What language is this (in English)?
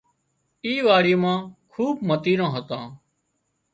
Wadiyara Koli